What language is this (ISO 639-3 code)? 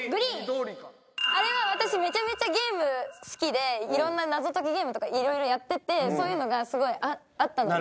jpn